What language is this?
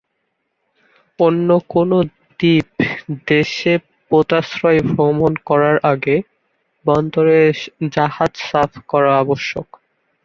Bangla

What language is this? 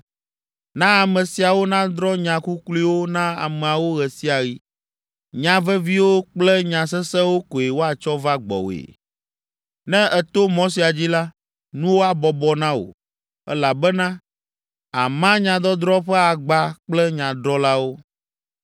Ewe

